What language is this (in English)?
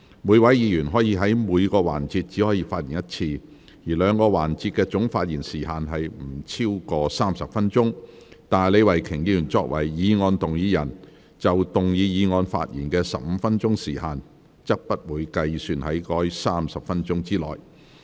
Cantonese